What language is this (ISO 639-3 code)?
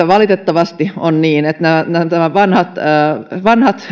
fin